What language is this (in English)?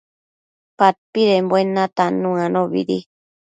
Matsés